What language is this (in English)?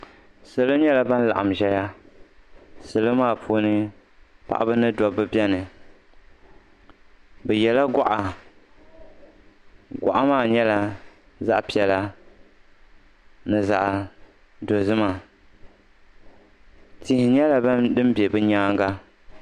Dagbani